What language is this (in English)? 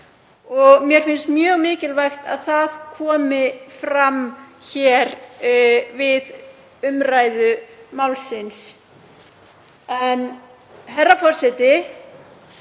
Icelandic